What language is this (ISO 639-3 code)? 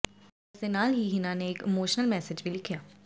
pan